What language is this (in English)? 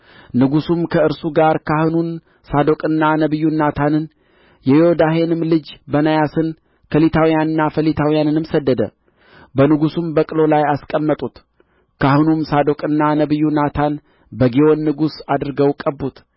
Amharic